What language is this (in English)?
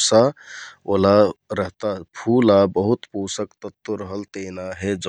Kathoriya Tharu